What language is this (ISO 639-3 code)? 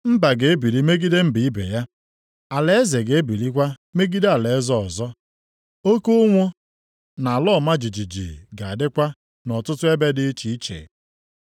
ibo